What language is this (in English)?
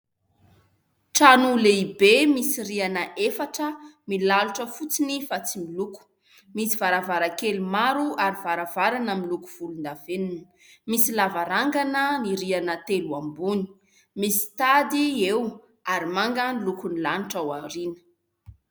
Malagasy